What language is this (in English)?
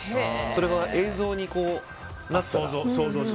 Japanese